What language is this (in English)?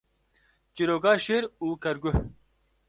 Kurdish